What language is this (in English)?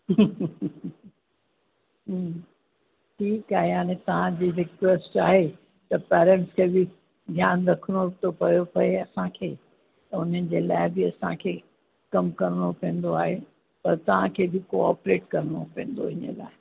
Sindhi